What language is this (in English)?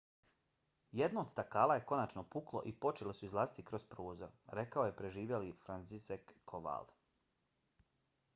Bosnian